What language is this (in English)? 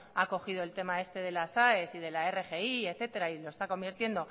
Spanish